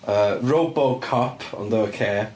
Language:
Welsh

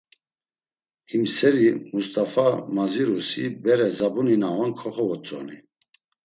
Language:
Laz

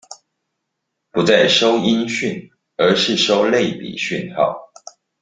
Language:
Chinese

